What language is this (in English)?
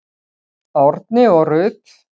Icelandic